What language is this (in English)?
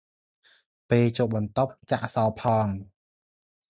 Khmer